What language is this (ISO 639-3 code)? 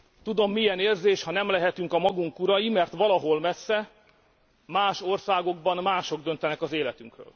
hun